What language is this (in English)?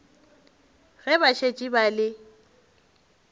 Northern Sotho